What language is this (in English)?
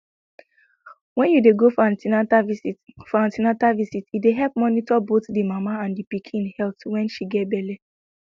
Nigerian Pidgin